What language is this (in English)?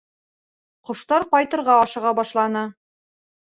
Bashkir